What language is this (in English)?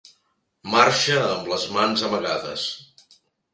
Catalan